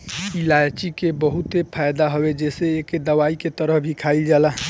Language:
Bhojpuri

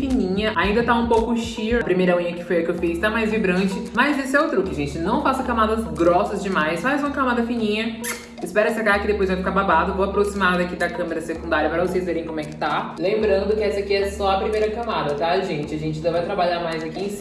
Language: Portuguese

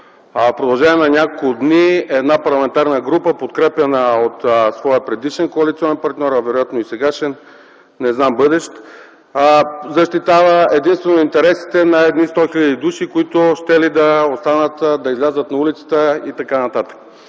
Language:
Bulgarian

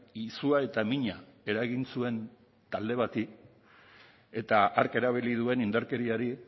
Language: Basque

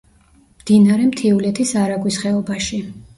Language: Georgian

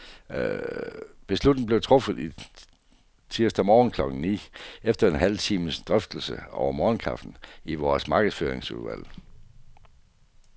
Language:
Danish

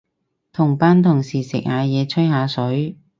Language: Cantonese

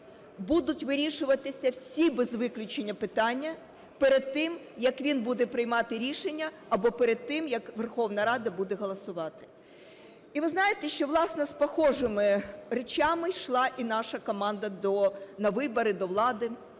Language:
Ukrainian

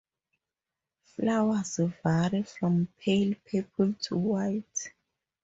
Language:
English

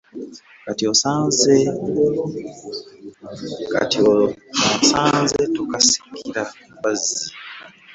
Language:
Ganda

